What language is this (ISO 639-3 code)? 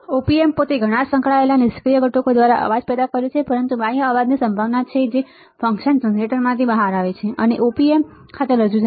guj